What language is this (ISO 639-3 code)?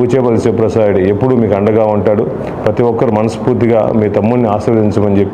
tel